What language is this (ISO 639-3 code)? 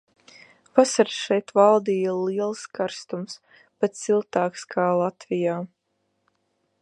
lav